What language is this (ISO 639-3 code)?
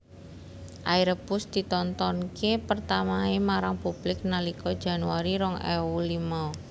jav